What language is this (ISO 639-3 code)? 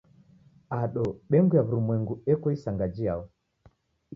dav